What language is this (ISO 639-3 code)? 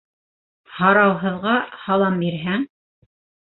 bak